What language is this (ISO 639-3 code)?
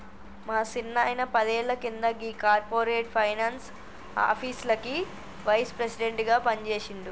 tel